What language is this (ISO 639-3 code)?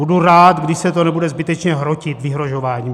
ces